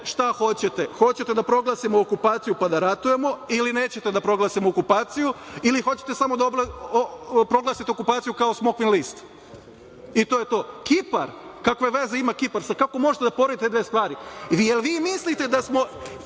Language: Serbian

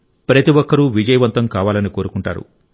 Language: Telugu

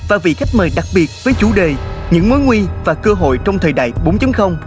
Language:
Vietnamese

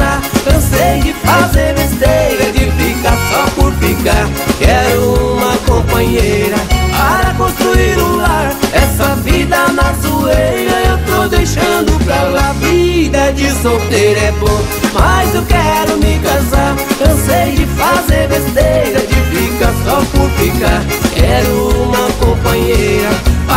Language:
Portuguese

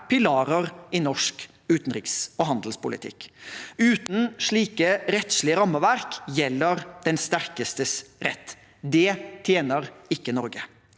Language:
Norwegian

